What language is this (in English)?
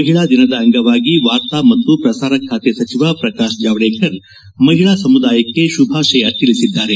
Kannada